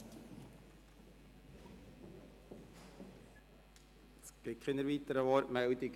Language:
Swiss German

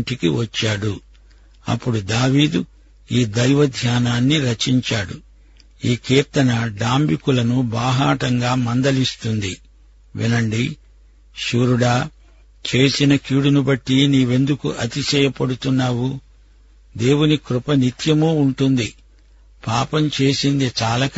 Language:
Telugu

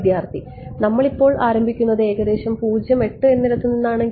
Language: Malayalam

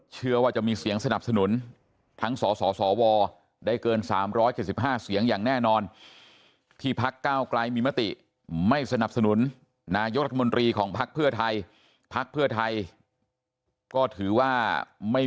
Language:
Thai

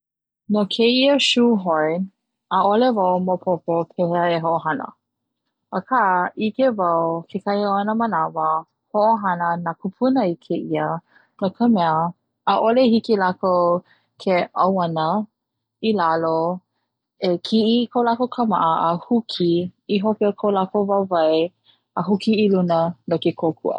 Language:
Hawaiian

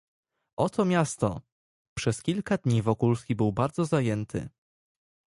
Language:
Polish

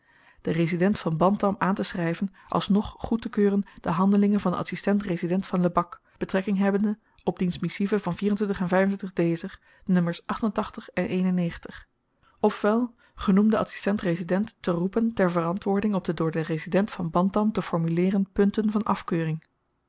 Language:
Dutch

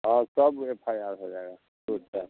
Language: Hindi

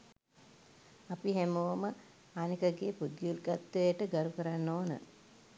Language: Sinhala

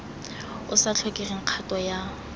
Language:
Tswana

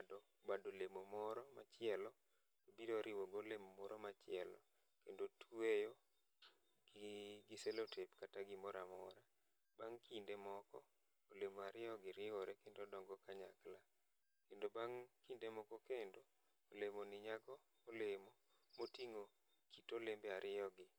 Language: Luo (Kenya and Tanzania)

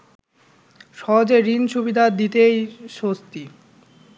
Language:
Bangla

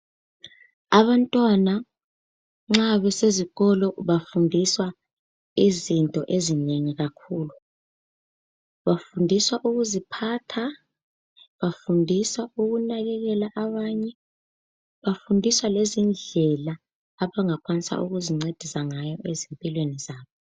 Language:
North Ndebele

